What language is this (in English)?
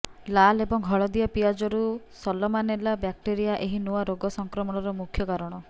Odia